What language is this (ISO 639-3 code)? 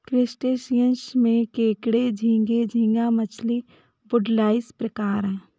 hin